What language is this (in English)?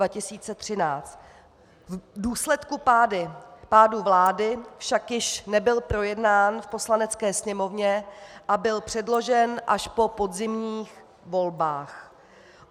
Czech